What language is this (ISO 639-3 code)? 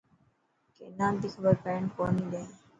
mki